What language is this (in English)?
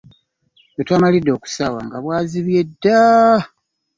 Ganda